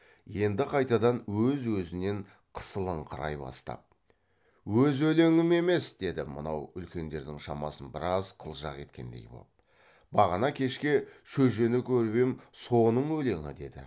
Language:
Kazakh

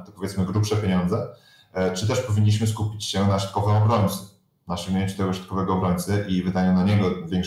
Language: Polish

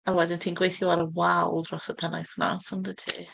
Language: Welsh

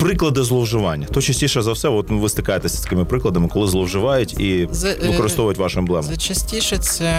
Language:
Ukrainian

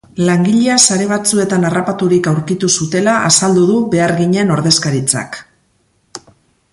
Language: Basque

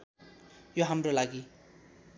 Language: Nepali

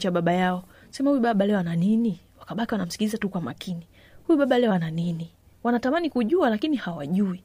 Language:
Swahili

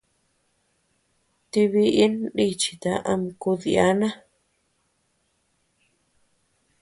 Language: Tepeuxila Cuicatec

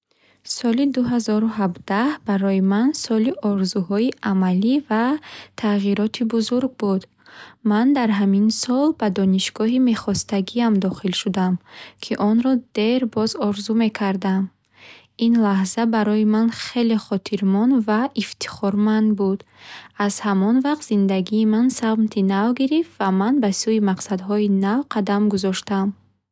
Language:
Bukharic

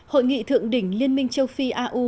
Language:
Vietnamese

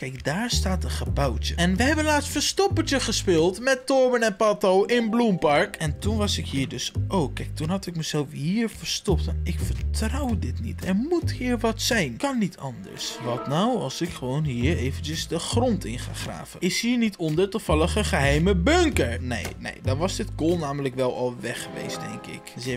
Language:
Dutch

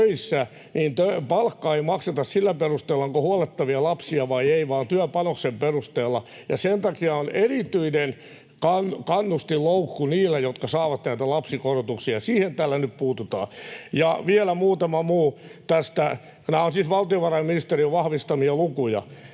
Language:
Finnish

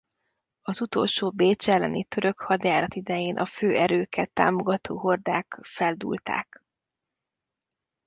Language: Hungarian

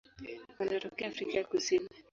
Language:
Swahili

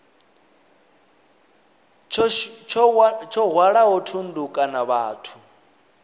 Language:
Venda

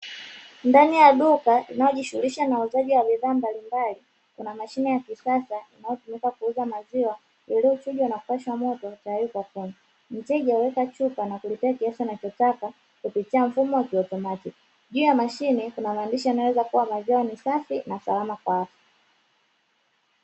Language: Swahili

